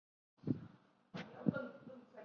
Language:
Chinese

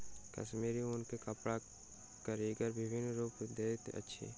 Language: Maithili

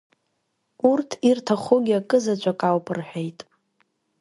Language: Abkhazian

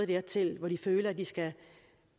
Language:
Danish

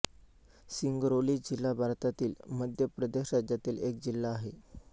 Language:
Marathi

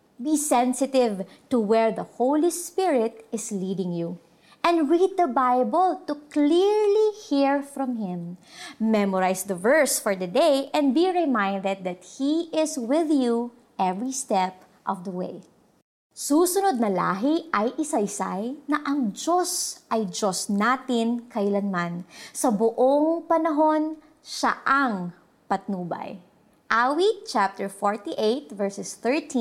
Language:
Filipino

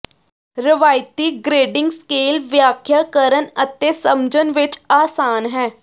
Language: Punjabi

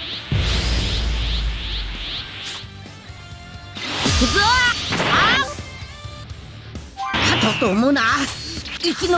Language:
Japanese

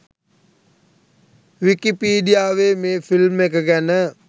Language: Sinhala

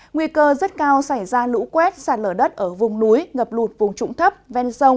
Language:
Vietnamese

